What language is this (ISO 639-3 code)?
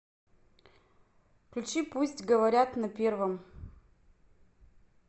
rus